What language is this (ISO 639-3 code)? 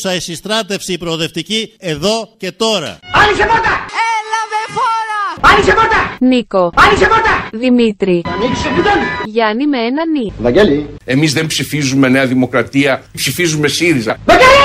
ell